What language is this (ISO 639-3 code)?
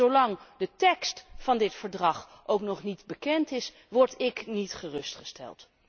nld